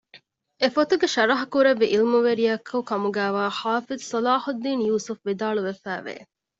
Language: Divehi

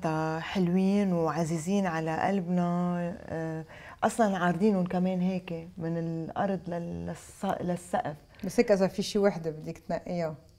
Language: Arabic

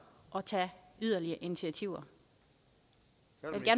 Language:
Danish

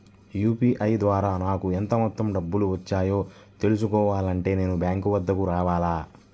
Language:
Telugu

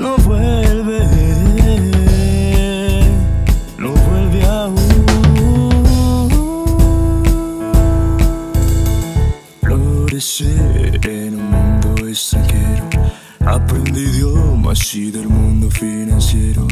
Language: Romanian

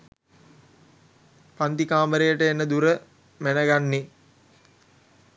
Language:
Sinhala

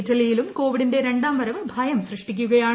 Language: Malayalam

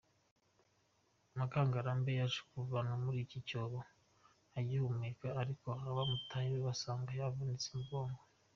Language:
Kinyarwanda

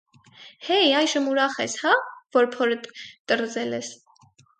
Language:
Armenian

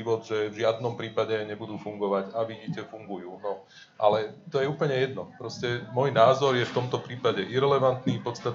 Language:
Slovak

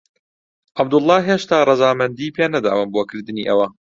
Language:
Central Kurdish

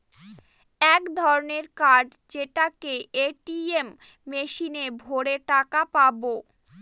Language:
Bangla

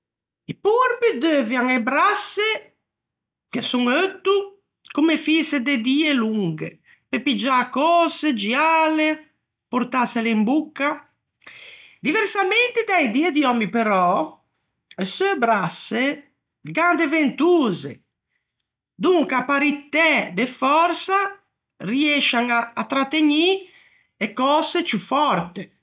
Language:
Ligurian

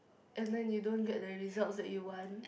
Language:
English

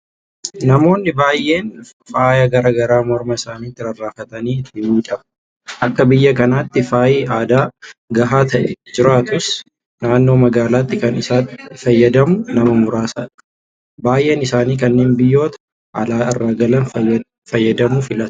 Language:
Oromo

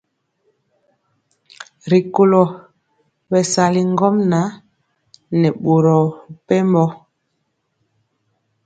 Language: Mpiemo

